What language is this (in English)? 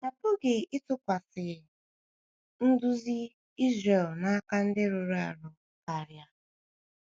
Igbo